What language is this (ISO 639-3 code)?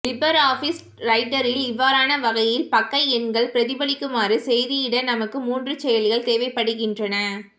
tam